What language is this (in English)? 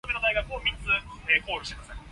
Cantonese